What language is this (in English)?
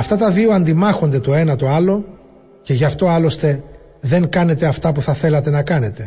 Greek